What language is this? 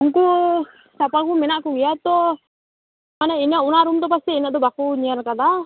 Santali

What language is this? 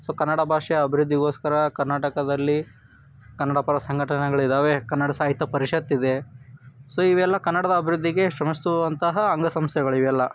Kannada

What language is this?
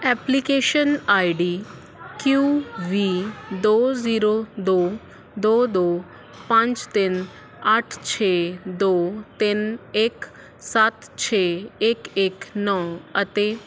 Punjabi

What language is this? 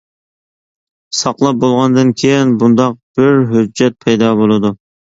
Uyghur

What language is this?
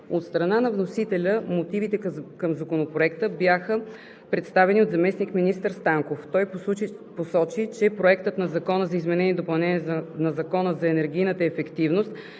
Bulgarian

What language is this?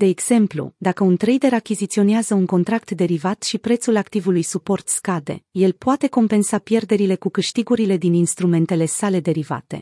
Romanian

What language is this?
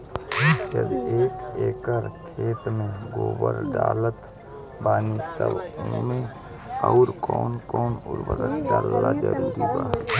Bhojpuri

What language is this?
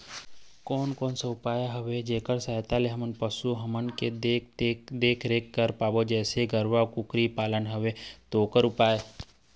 Chhattisgarhi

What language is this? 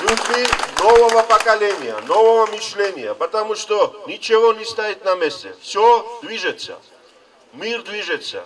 Russian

